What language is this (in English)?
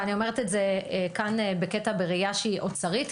Hebrew